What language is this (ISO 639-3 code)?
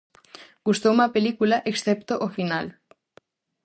glg